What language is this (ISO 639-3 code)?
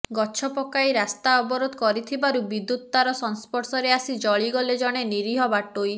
ori